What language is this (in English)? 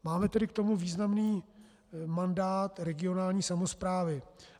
Czech